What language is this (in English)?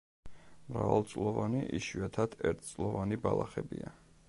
Georgian